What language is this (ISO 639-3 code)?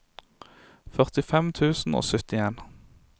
nor